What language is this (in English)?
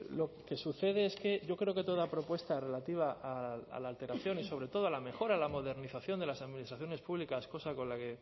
Spanish